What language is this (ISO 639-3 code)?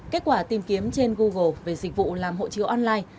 vie